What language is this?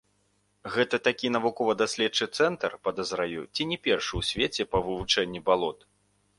Belarusian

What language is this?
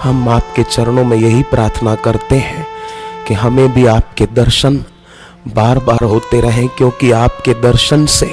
Hindi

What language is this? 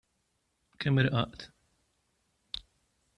Maltese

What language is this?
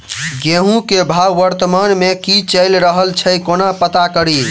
Maithili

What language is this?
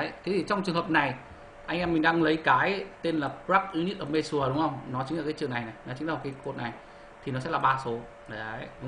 Vietnamese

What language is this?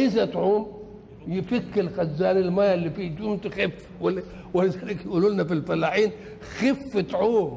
Arabic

